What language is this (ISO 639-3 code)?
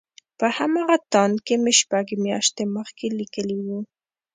pus